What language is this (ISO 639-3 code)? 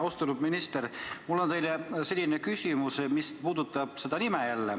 est